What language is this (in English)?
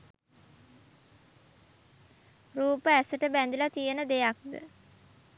Sinhala